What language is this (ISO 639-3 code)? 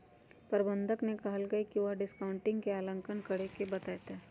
mag